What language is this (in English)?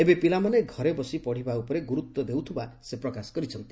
Odia